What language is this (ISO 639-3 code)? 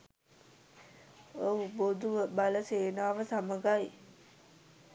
sin